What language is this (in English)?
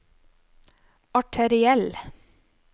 Norwegian